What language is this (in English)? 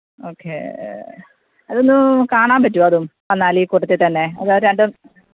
Malayalam